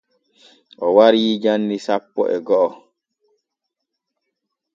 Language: Borgu Fulfulde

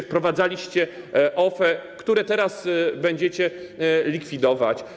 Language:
Polish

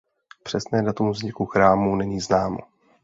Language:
Czech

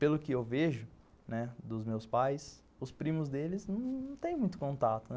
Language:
Portuguese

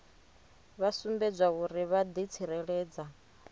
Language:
Venda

